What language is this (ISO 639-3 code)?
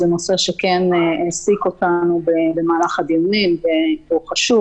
heb